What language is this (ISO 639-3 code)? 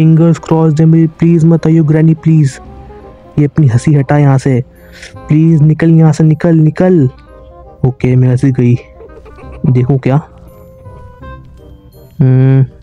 hin